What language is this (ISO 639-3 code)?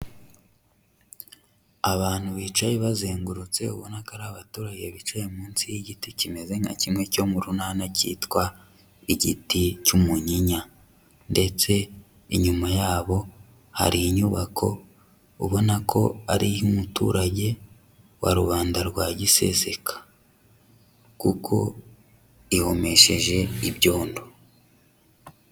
kin